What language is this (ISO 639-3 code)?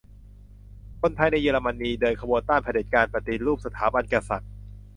tha